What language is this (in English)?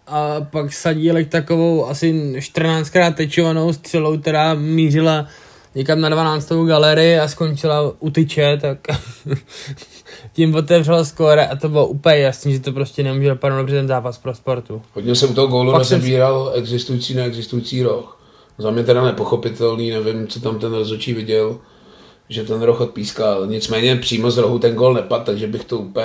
Czech